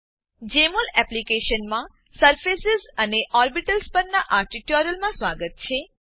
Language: Gujarati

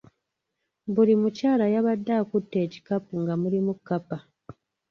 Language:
Ganda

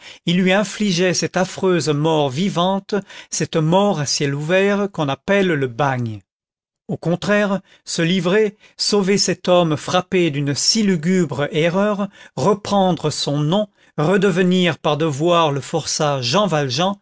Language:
French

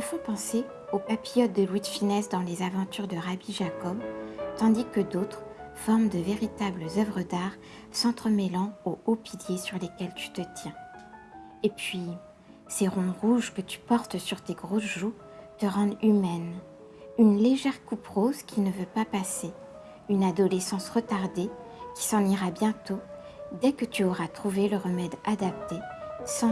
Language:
French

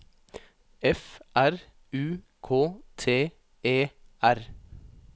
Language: Norwegian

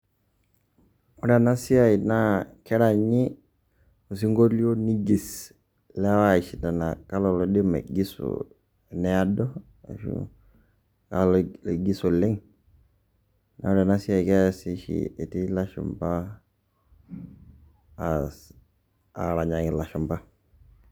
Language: Masai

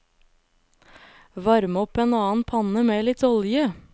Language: Norwegian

